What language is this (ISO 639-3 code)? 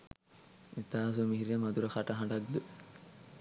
sin